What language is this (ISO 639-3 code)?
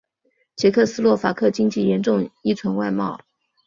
zho